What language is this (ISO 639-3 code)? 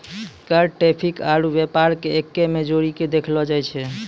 mai